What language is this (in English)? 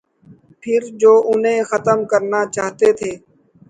Urdu